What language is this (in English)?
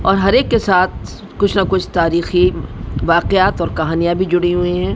Urdu